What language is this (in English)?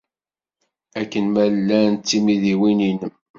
Kabyle